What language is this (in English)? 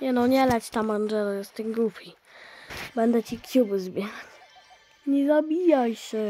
Polish